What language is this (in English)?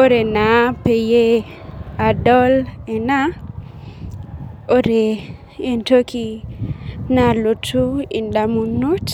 Masai